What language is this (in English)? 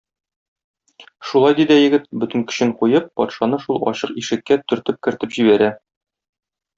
Tatar